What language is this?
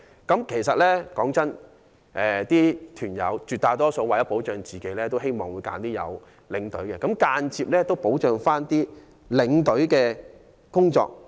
Cantonese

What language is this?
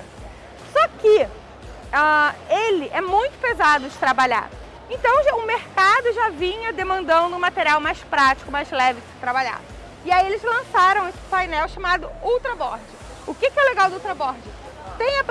Portuguese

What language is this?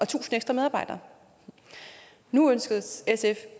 Danish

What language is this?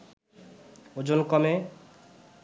Bangla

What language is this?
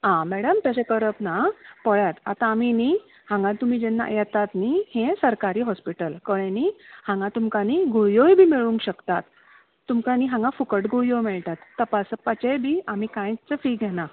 Konkani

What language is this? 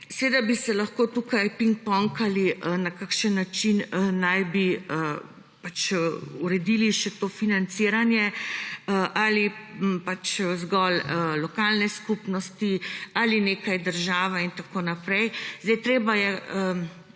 Slovenian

